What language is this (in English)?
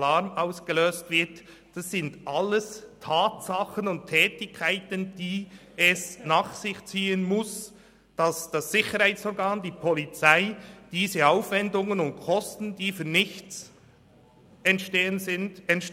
Swiss German